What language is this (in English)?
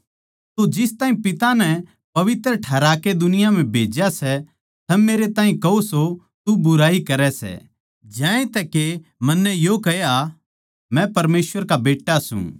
Haryanvi